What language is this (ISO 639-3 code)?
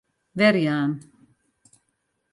fry